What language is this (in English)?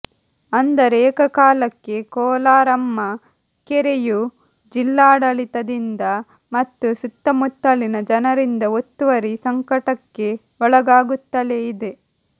Kannada